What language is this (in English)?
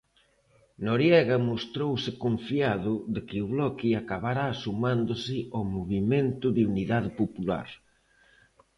Galician